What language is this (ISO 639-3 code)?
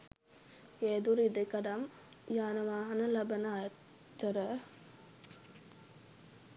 sin